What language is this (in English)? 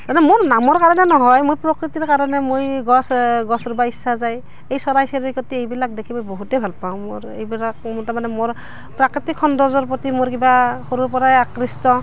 Assamese